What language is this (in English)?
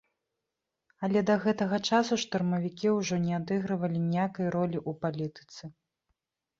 Belarusian